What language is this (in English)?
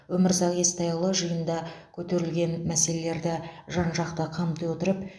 Kazakh